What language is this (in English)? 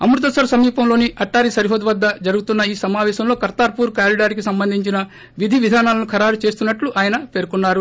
Telugu